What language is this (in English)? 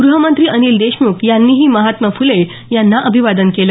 Marathi